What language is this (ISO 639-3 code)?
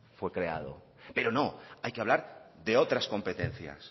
spa